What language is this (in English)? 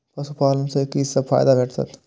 Maithili